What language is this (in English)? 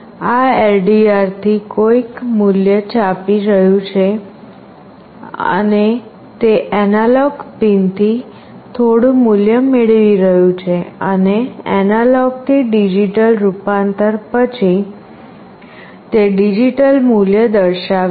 Gujarati